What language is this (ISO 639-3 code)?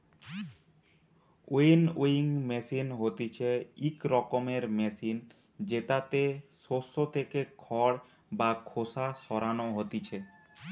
ben